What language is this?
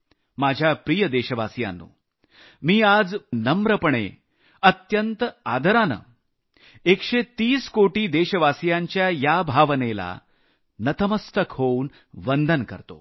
Marathi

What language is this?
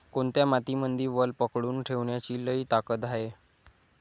Marathi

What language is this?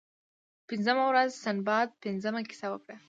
Pashto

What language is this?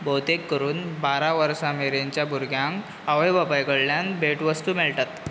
Konkani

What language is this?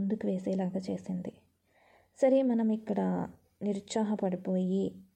Telugu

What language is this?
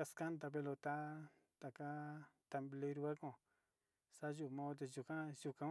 Sinicahua Mixtec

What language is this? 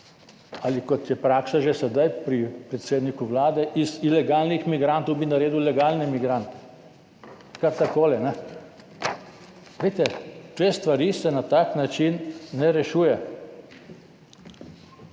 Slovenian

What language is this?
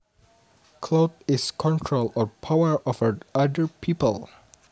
Javanese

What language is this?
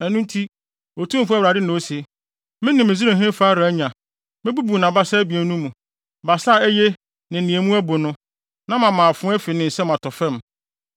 Akan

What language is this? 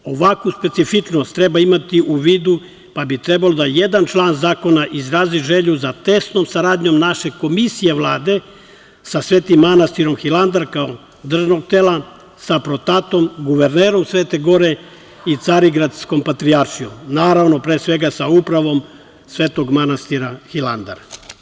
Serbian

